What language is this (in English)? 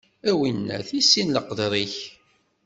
Kabyle